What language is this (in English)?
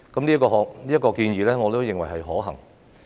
Cantonese